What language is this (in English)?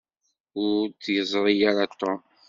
Kabyle